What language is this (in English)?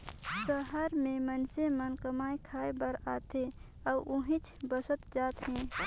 Chhattisgarhi